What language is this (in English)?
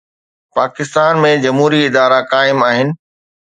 Sindhi